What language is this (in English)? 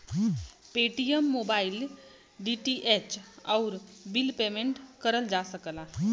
Bhojpuri